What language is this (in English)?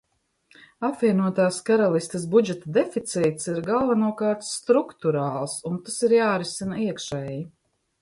Latvian